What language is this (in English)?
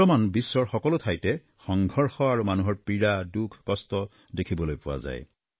Assamese